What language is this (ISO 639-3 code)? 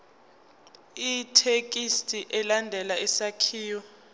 zul